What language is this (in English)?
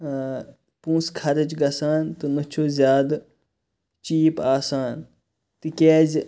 Kashmiri